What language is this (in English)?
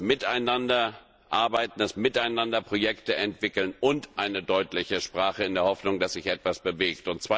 German